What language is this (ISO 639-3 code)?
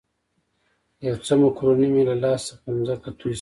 pus